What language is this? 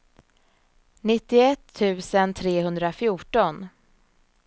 Swedish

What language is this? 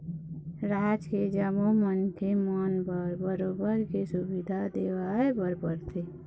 Chhattisgarhi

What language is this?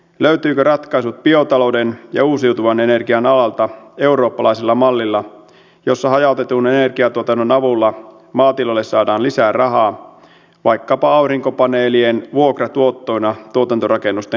Finnish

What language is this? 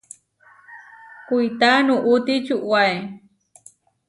Huarijio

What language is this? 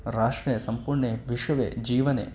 Sanskrit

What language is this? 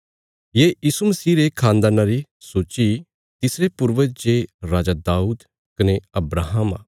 Bilaspuri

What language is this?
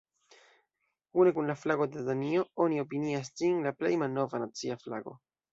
Esperanto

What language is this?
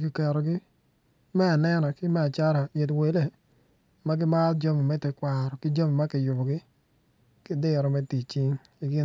Acoli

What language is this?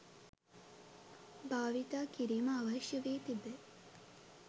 Sinhala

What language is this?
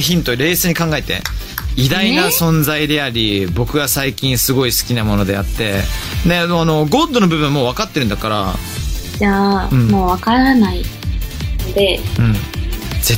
Japanese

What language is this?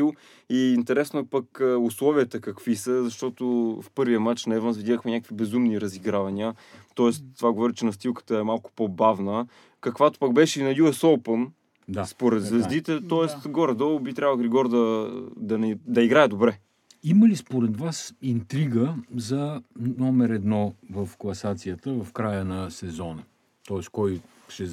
Bulgarian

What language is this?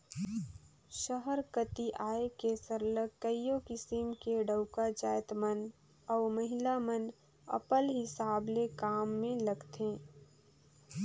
Chhattisgarhi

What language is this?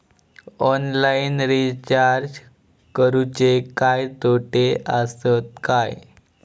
Marathi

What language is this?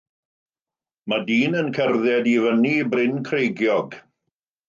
Welsh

